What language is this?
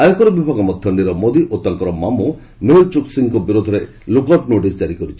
Odia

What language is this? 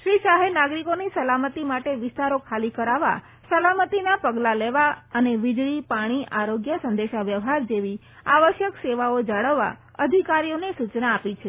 Gujarati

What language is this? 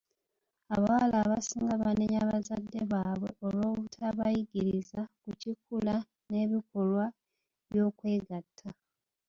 Ganda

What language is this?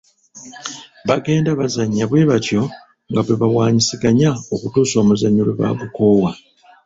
Ganda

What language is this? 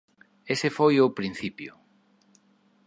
Galician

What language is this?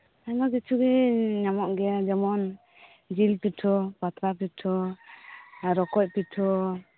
Santali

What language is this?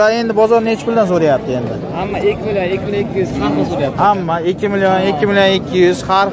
Turkish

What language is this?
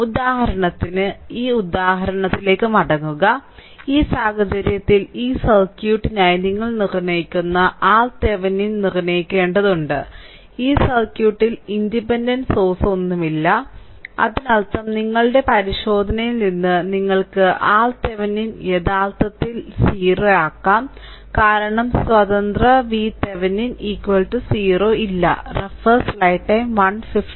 Malayalam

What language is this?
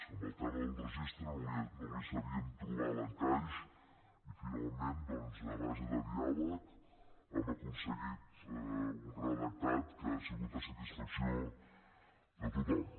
Catalan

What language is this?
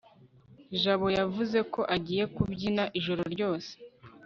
Kinyarwanda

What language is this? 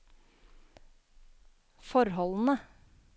Norwegian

